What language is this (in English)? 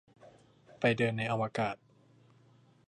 Thai